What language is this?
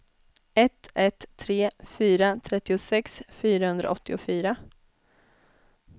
Swedish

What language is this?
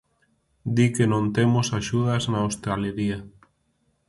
Galician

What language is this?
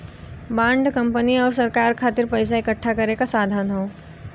Bhojpuri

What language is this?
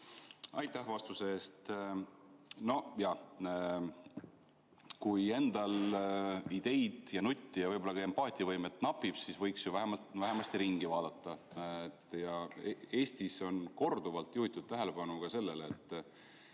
Estonian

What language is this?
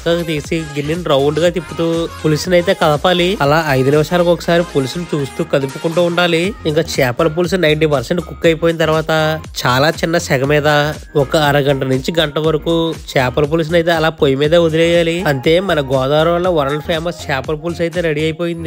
Telugu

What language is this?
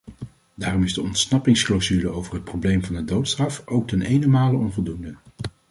Dutch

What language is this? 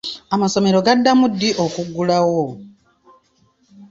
Ganda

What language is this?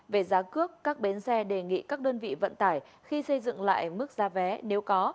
Vietnamese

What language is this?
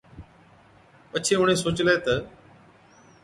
Od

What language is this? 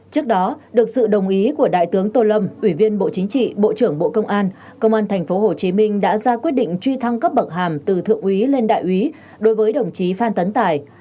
Vietnamese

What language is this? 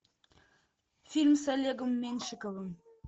Russian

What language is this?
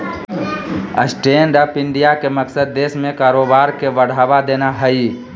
Magahi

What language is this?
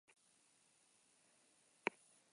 Basque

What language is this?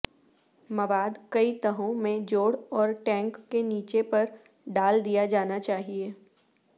Urdu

